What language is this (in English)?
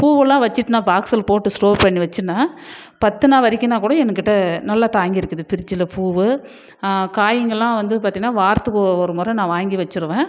Tamil